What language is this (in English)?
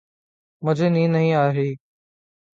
Urdu